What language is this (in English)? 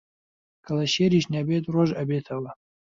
Central Kurdish